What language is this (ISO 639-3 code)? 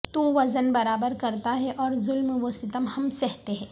urd